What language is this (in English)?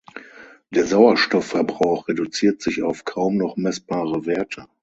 German